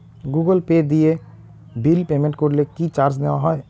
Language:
Bangla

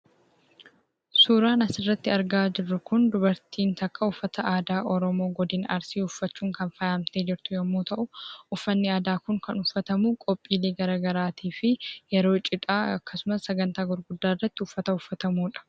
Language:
Oromo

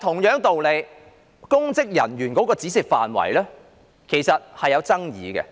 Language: Cantonese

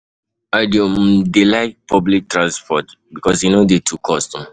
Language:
Nigerian Pidgin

